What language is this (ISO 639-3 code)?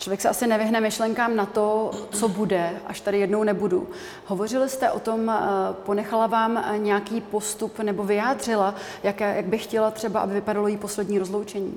ces